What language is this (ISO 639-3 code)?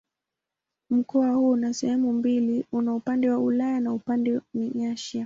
swa